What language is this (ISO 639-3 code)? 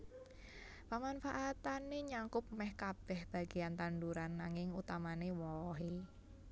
jav